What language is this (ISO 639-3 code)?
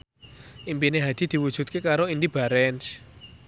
jav